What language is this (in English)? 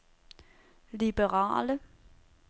Danish